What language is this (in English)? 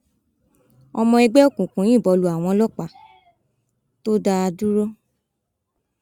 Yoruba